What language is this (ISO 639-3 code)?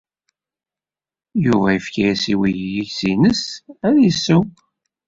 kab